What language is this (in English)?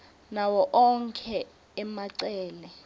Swati